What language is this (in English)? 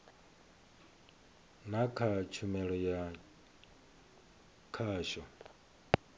Venda